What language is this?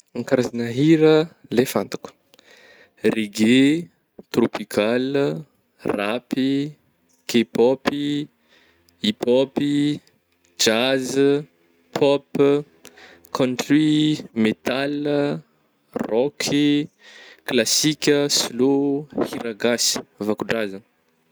Northern Betsimisaraka Malagasy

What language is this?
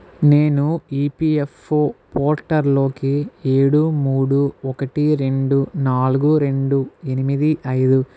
Telugu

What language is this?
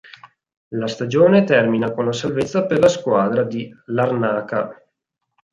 Italian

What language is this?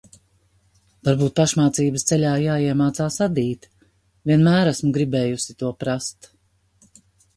Latvian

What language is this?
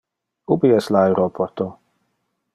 Interlingua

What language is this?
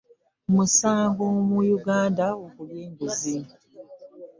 Ganda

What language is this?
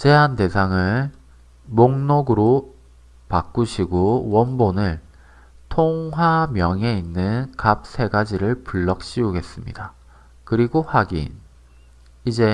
Korean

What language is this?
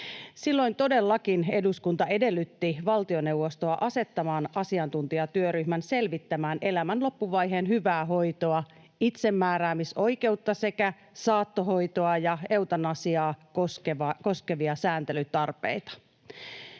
Finnish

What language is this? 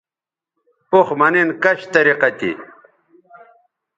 Bateri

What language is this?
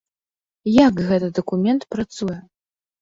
Belarusian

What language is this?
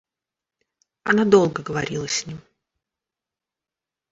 Russian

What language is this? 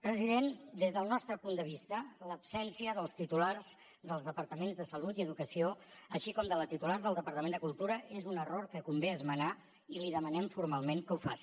Catalan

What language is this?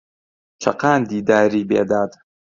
Central Kurdish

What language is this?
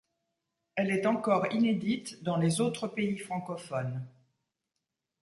French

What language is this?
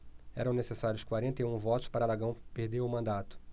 Portuguese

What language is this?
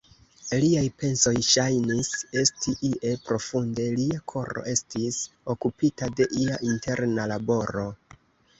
Esperanto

